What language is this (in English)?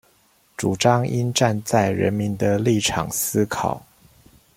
Chinese